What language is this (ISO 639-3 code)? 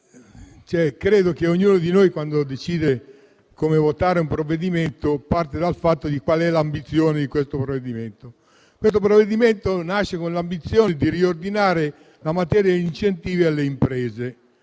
ita